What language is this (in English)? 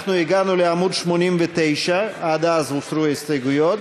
Hebrew